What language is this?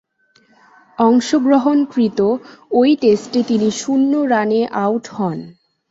Bangla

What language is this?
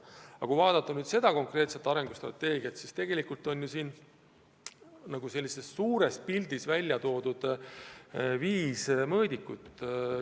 Estonian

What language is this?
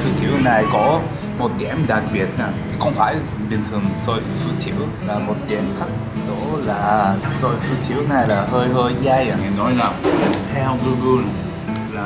Vietnamese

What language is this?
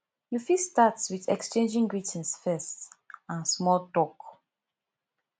Nigerian Pidgin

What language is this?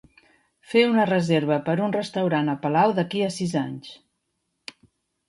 Catalan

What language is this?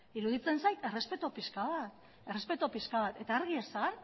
Basque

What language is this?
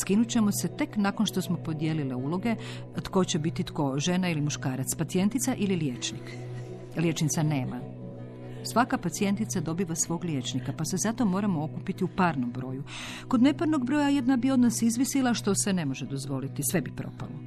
Croatian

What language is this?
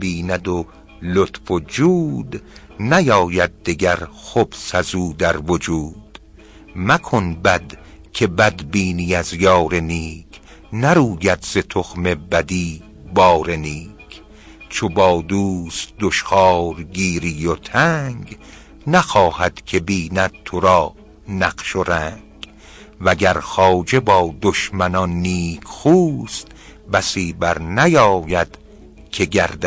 Persian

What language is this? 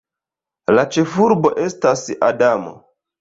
Esperanto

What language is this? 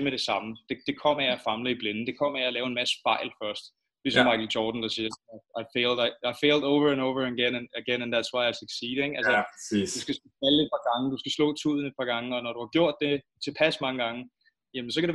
Danish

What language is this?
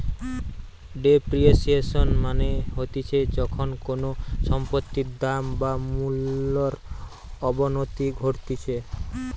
Bangla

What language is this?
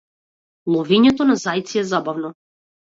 Macedonian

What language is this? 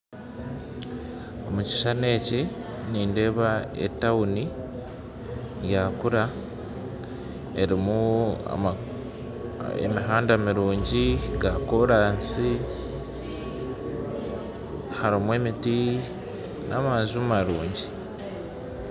Nyankole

